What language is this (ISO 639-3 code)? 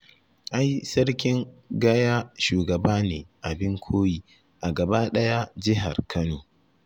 hau